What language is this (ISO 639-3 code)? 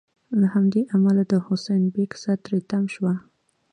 pus